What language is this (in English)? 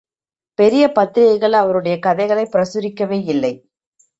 Tamil